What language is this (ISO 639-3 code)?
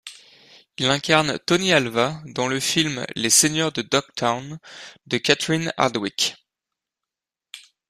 fra